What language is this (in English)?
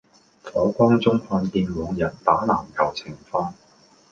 Cantonese